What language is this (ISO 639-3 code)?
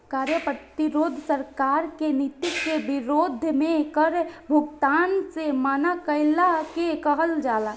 bho